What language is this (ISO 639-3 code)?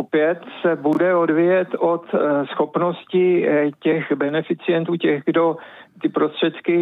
ces